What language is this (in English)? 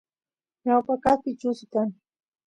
Santiago del Estero Quichua